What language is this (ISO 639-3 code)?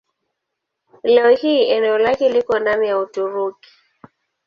swa